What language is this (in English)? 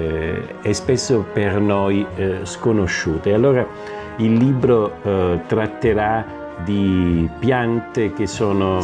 Italian